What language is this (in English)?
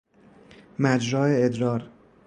Persian